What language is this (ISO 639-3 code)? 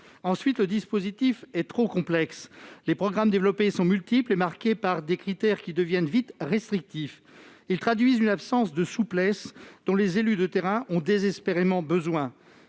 fra